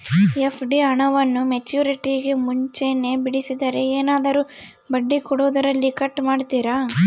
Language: Kannada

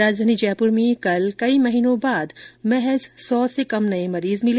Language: Hindi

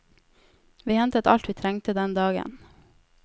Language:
Norwegian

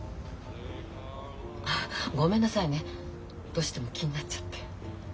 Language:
Japanese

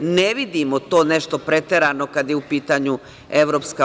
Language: Serbian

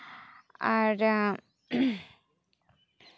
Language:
Santali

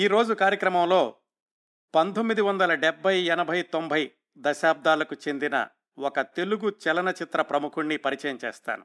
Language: Telugu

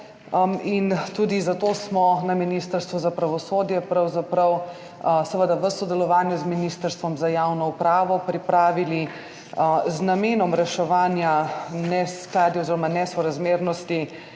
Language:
Slovenian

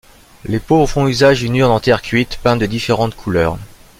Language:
French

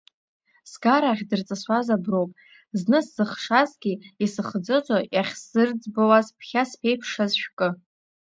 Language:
Abkhazian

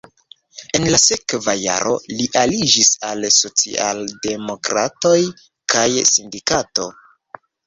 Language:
Esperanto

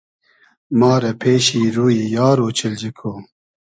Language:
Hazaragi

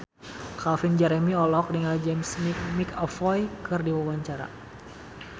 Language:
Sundanese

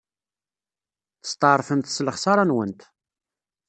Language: Kabyle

